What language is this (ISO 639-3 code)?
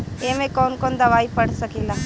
bho